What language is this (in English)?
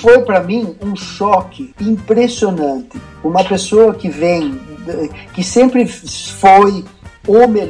Portuguese